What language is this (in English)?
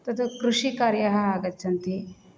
Sanskrit